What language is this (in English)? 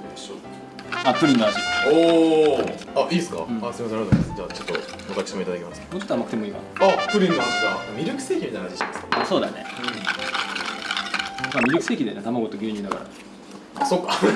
Japanese